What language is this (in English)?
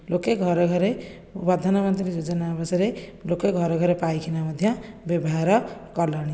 Odia